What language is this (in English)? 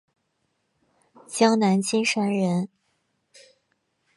Chinese